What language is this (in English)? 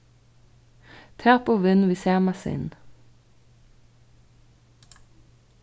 Faroese